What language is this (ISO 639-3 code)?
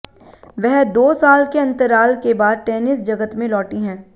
hin